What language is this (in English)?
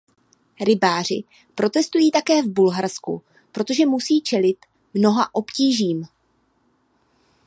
Czech